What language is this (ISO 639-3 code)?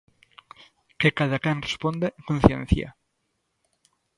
glg